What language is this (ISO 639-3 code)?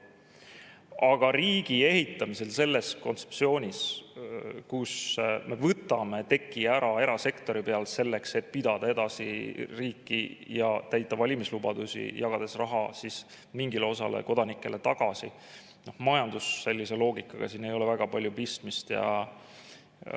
est